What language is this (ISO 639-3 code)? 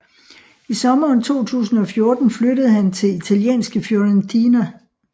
dan